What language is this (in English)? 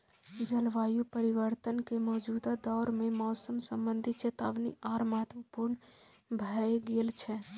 Maithili